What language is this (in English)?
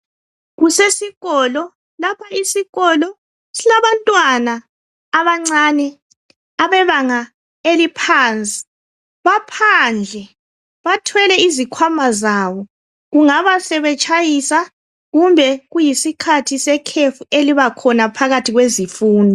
North Ndebele